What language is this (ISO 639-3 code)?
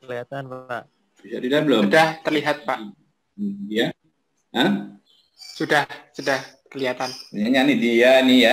ind